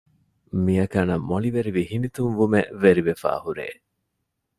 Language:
Divehi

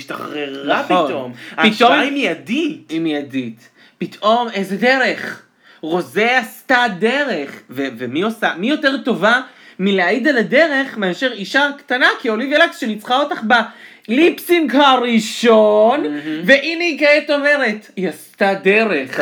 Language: Hebrew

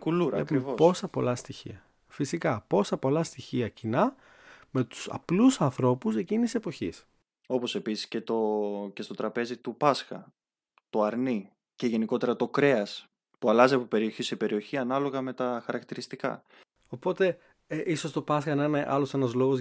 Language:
Greek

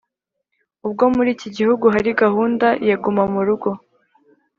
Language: Kinyarwanda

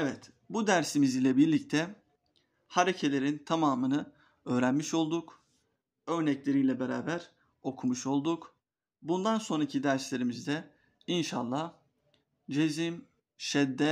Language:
Turkish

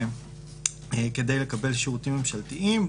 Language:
Hebrew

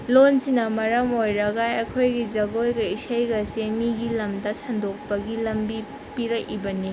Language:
Manipuri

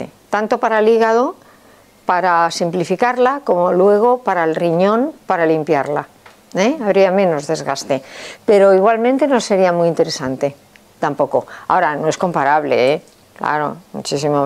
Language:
Spanish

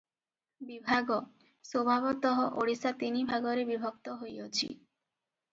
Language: Odia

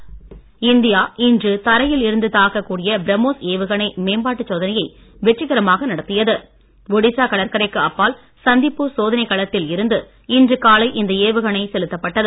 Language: Tamil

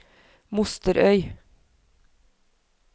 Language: Norwegian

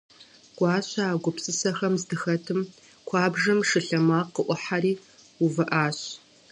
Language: Kabardian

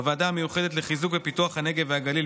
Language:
Hebrew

